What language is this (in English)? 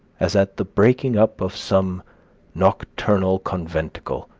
English